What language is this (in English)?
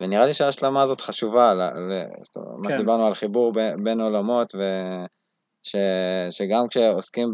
Hebrew